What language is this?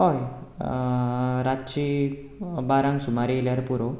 Konkani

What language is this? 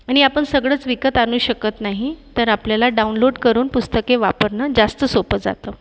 Marathi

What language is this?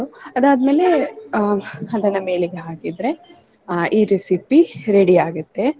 Kannada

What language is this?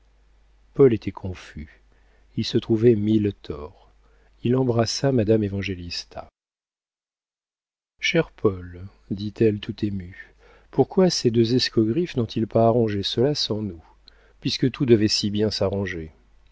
French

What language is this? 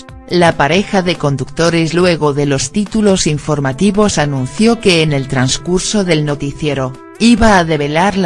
Spanish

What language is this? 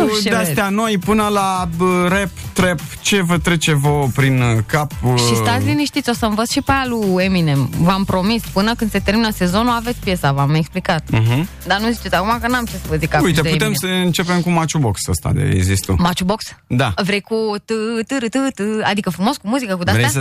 Romanian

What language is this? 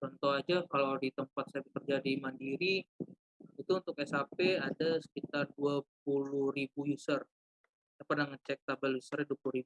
Indonesian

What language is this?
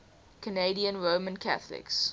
English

